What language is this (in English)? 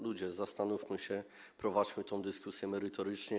Polish